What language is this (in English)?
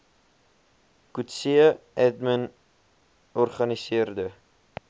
Afrikaans